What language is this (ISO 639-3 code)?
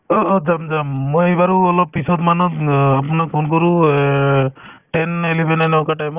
asm